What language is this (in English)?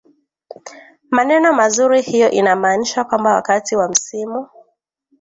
Swahili